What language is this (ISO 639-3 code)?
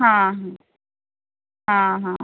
mar